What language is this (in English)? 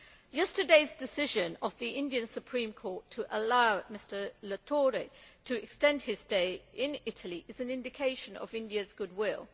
English